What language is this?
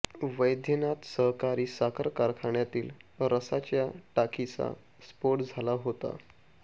Marathi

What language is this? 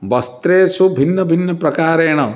Sanskrit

